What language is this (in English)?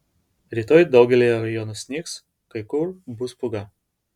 Lithuanian